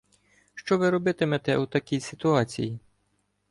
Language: Ukrainian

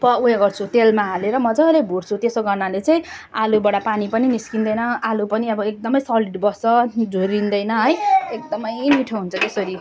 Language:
Nepali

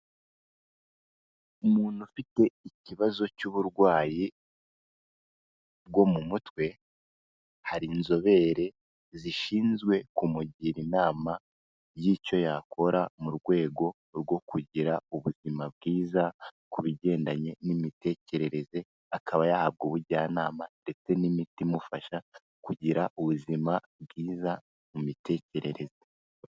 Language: Kinyarwanda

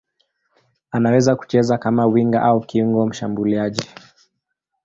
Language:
Swahili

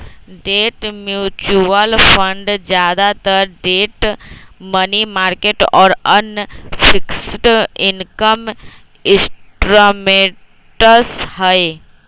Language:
Magahi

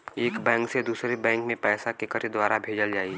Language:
Bhojpuri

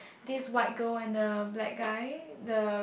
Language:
English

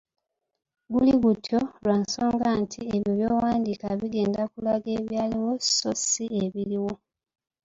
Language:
Ganda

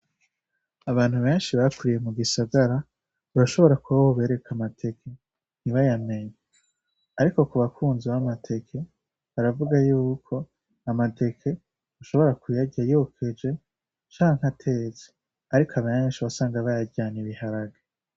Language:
Rundi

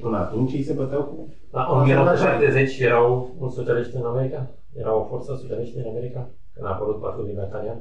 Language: Romanian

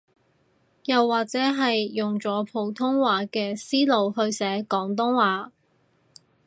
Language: Cantonese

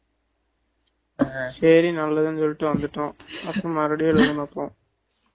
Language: Tamil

